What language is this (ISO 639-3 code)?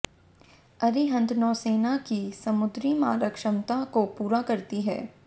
hin